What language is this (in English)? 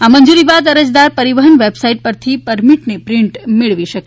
Gujarati